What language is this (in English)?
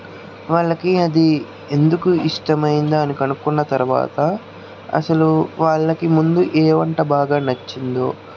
Telugu